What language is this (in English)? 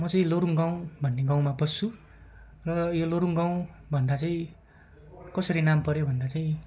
Nepali